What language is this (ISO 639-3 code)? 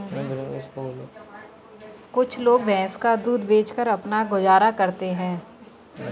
hin